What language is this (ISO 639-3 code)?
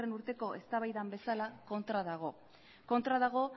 eus